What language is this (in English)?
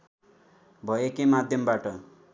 Nepali